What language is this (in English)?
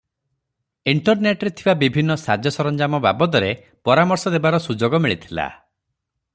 Odia